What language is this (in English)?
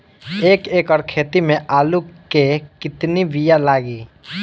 Bhojpuri